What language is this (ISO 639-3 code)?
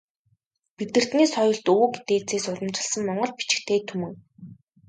mon